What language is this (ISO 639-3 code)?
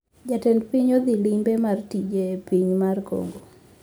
luo